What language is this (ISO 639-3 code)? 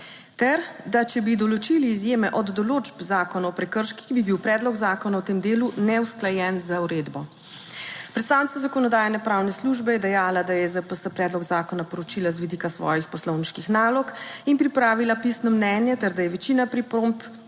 slv